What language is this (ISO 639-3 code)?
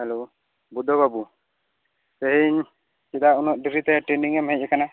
sat